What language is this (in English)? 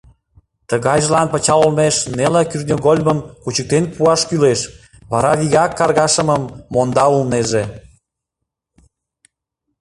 Mari